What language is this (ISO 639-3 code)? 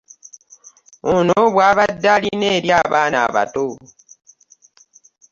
lug